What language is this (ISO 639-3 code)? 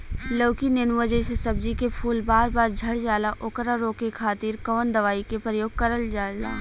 bho